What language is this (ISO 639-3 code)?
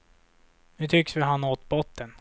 swe